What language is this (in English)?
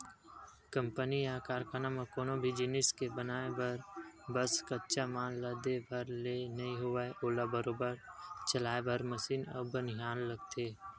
Chhattisgarhi